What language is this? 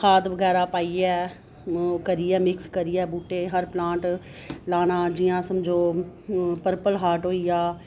Dogri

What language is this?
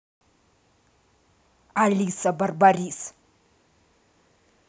Russian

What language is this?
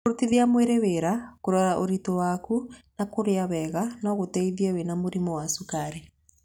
Kikuyu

